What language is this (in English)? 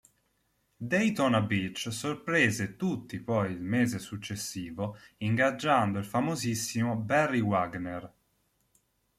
Italian